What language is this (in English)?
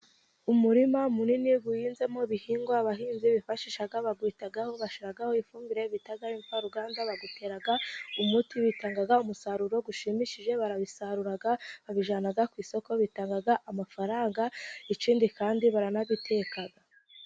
Kinyarwanda